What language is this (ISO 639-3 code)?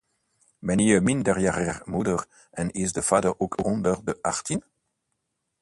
nld